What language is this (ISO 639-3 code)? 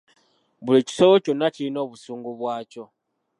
lug